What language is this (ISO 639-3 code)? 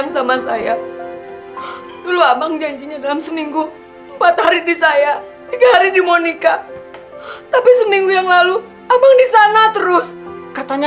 ind